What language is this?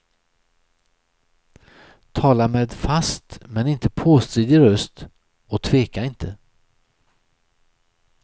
Swedish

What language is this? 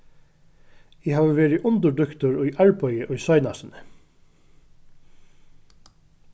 Faroese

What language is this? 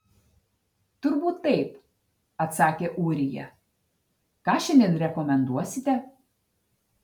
Lithuanian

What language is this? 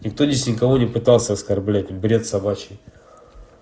Russian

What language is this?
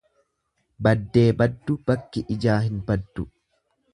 Oromo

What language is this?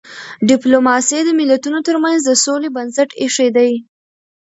Pashto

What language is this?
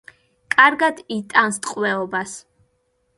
Georgian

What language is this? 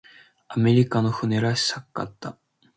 Japanese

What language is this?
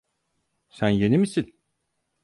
Turkish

